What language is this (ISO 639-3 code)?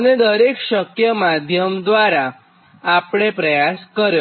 guj